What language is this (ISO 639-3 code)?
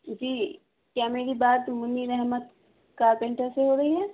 urd